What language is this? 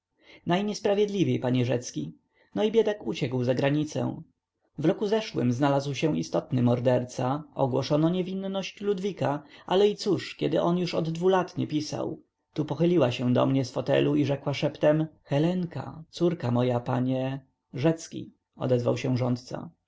Polish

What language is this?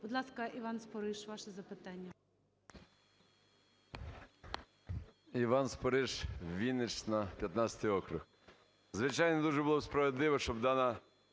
Ukrainian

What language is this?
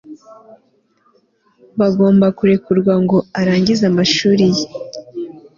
Kinyarwanda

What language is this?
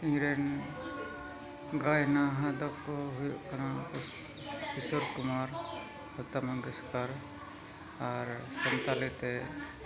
Santali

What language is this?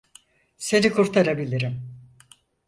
Turkish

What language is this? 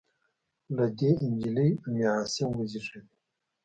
Pashto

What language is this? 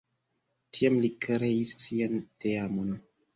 Esperanto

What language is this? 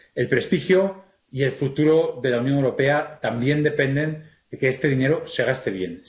Spanish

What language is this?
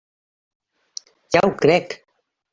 Catalan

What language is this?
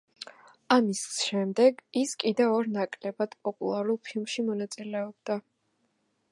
Georgian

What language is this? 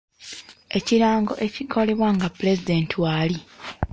Ganda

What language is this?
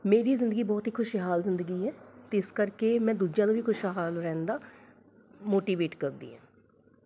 Punjabi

